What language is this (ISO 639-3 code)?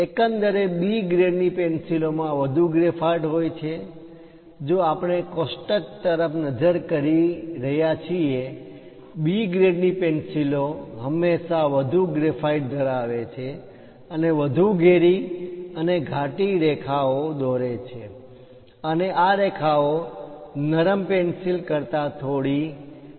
guj